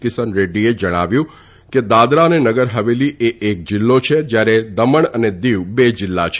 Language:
Gujarati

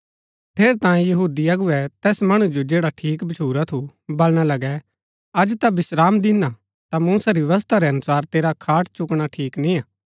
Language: Gaddi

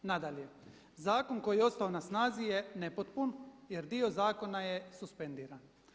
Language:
Croatian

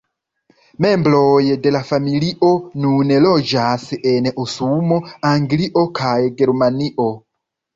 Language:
Esperanto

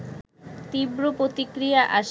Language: Bangla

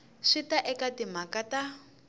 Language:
Tsonga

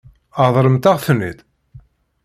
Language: Kabyle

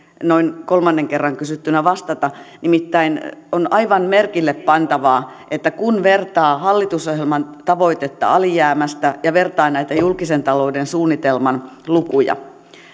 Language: Finnish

